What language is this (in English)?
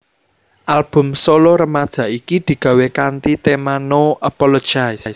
Javanese